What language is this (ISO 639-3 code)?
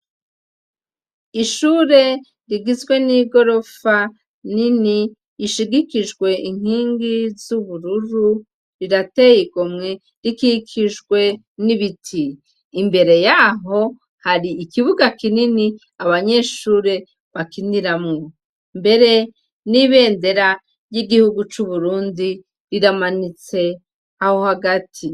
run